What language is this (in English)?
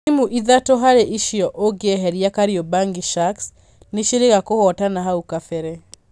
Kikuyu